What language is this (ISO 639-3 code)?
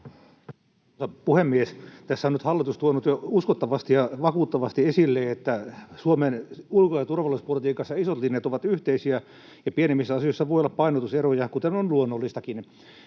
fin